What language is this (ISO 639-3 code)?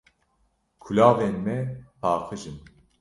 kur